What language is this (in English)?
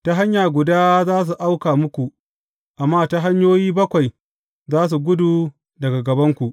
Hausa